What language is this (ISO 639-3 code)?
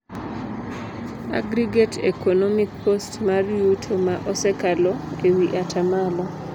luo